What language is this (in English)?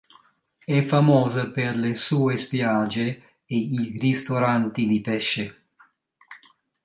Italian